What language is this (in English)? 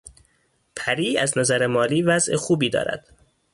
Persian